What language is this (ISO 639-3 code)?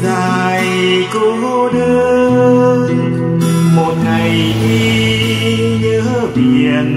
vie